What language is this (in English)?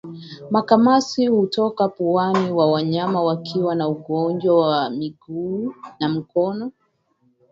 Swahili